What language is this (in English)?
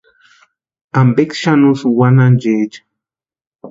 Western Highland Purepecha